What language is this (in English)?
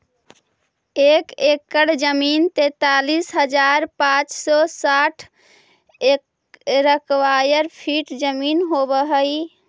Magahi